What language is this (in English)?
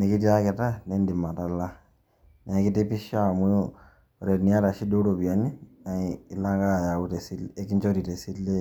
Masai